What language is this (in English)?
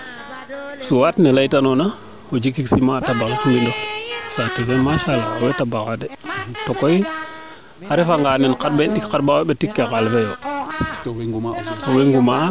Serer